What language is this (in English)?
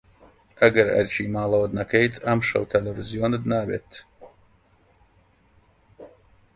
Central Kurdish